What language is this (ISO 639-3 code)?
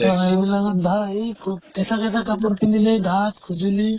asm